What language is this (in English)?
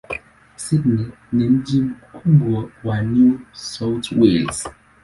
Swahili